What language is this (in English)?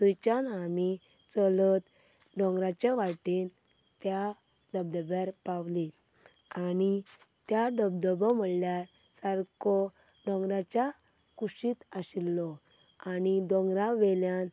Konkani